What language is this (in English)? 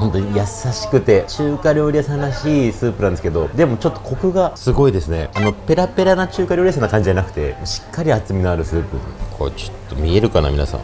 Japanese